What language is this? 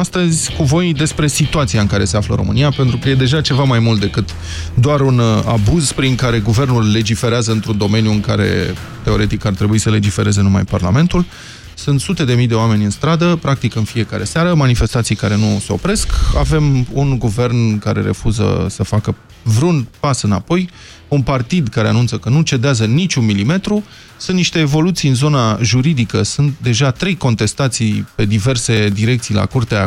Romanian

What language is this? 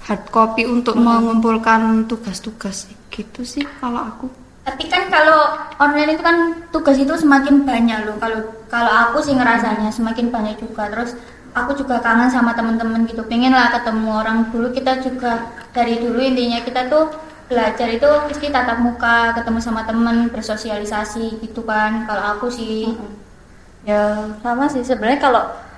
Indonesian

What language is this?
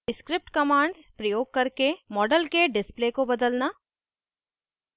Hindi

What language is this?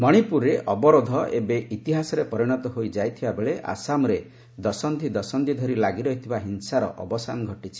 Odia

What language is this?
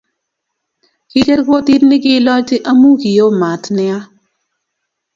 Kalenjin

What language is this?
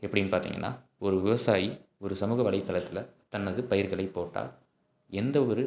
Tamil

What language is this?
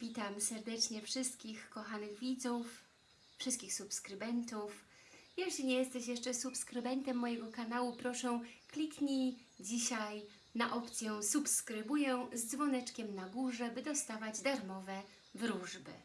Polish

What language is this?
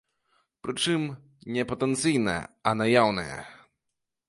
Belarusian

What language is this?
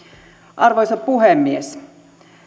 Finnish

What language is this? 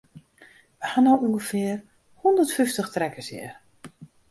Western Frisian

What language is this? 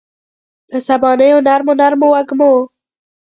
Pashto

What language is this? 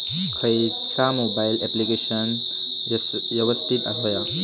Marathi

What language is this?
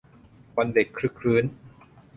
Thai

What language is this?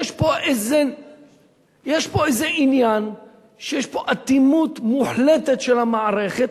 Hebrew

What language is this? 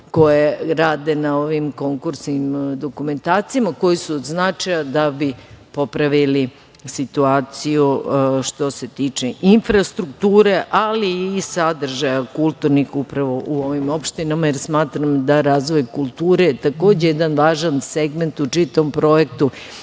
Serbian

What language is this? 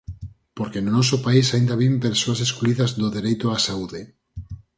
Galician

